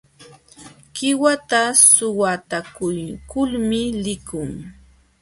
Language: Jauja Wanca Quechua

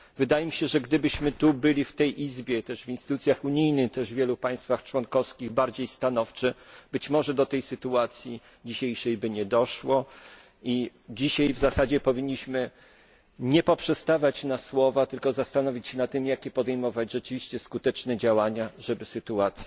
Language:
Polish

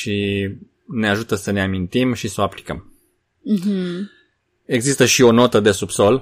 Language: Romanian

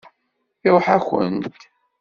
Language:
Kabyle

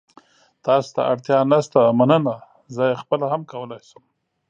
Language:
Pashto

